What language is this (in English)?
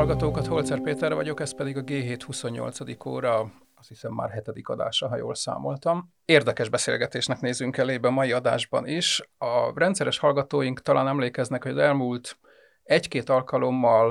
Hungarian